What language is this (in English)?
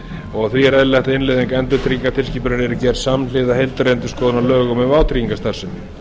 Icelandic